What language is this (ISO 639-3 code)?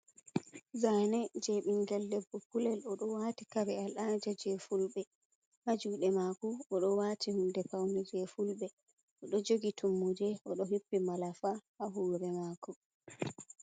ful